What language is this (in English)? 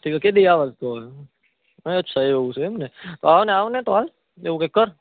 Gujarati